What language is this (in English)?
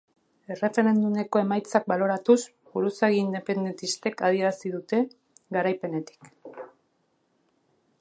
Basque